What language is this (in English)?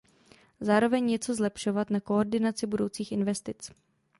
Czech